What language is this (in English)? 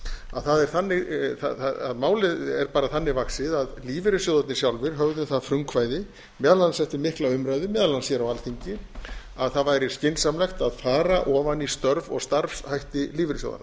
Icelandic